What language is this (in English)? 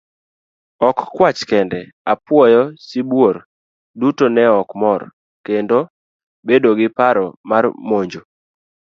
Luo (Kenya and Tanzania)